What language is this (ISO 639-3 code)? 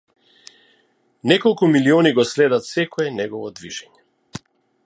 mkd